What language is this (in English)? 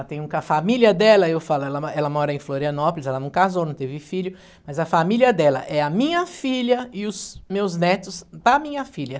Portuguese